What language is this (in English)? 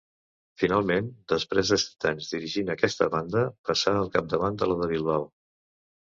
Catalan